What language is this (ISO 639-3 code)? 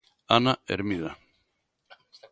glg